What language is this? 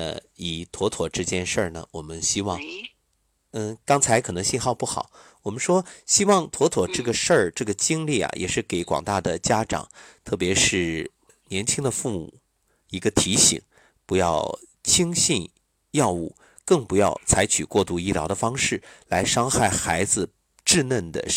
Chinese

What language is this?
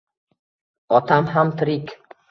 Uzbek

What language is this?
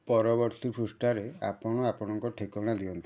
Odia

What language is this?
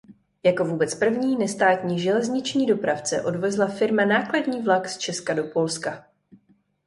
Czech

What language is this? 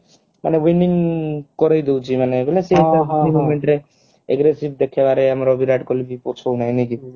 Odia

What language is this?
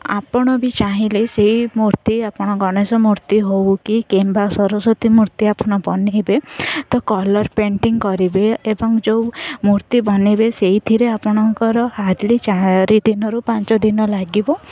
Odia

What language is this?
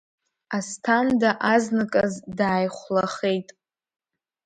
Abkhazian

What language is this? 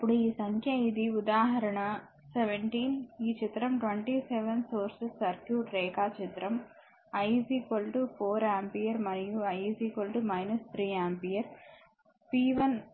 Telugu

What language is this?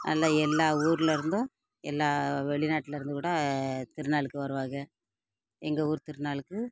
Tamil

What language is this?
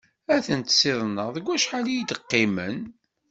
Kabyle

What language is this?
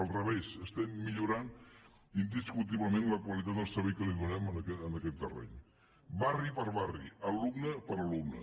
Catalan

